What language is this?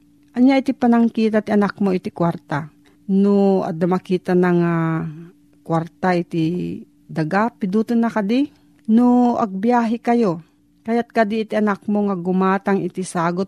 Filipino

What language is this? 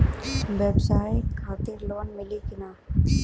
Bhojpuri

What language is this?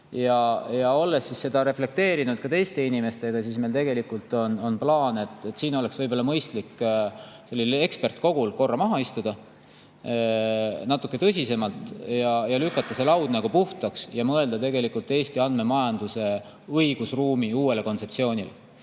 Estonian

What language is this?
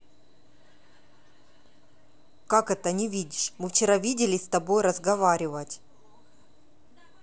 Russian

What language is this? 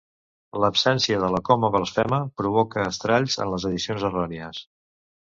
Catalan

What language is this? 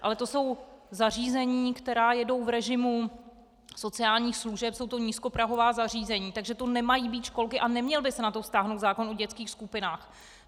Czech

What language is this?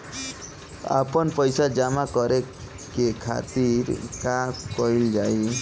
Bhojpuri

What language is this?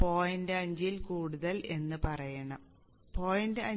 Malayalam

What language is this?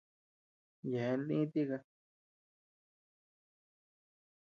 Tepeuxila Cuicatec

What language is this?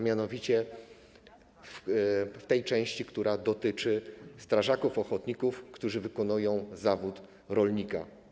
Polish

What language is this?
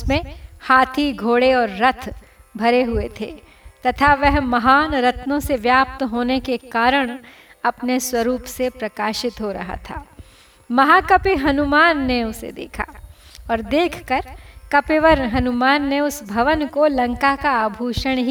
Hindi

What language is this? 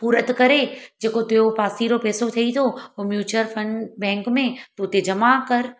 Sindhi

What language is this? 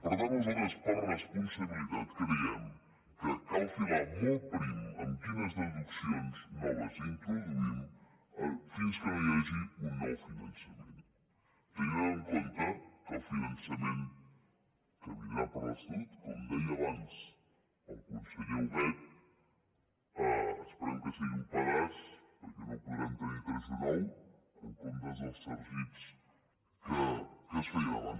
Catalan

